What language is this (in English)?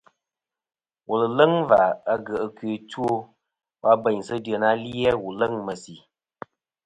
Kom